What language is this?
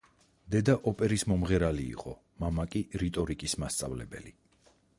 Georgian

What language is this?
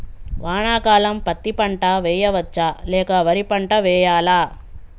Telugu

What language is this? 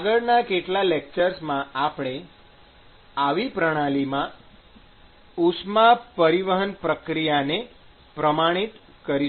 Gujarati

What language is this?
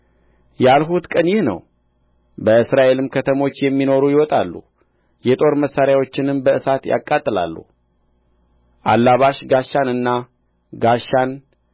Amharic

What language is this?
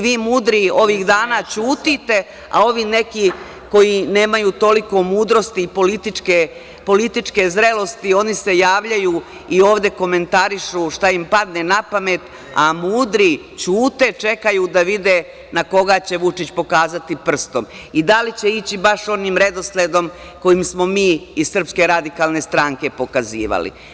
Serbian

